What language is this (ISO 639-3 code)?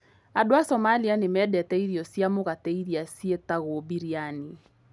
kik